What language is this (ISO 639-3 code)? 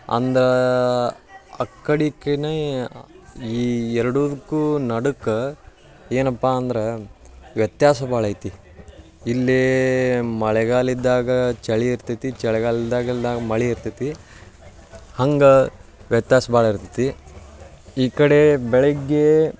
kan